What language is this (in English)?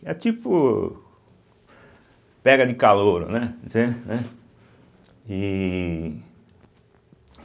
Portuguese